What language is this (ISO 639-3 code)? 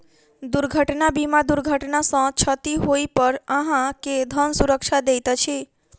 mai